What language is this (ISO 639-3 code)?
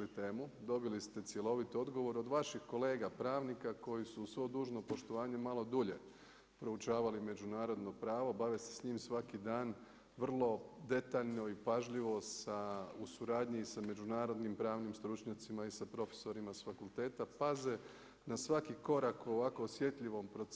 hrv